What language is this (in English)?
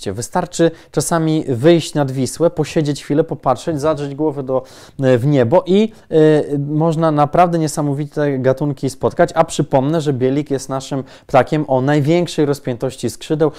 Polish